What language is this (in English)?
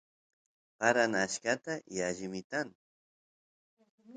Santiago del Estero Quichua